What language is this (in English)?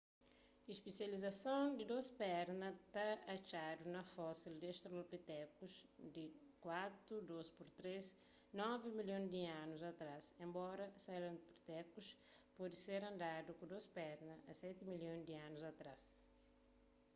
Kabuverdianu